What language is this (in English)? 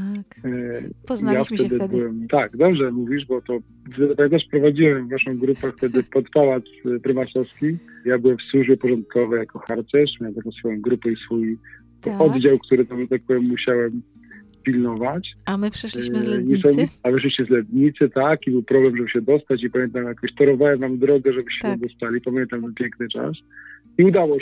Polish